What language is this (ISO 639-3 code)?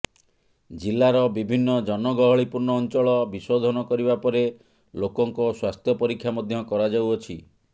ori